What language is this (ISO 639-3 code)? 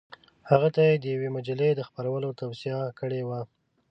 pus